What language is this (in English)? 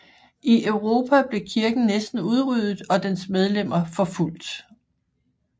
Danish